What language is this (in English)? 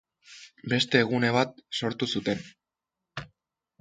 Basque